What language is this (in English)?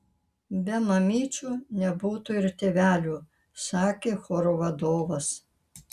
Lithuanian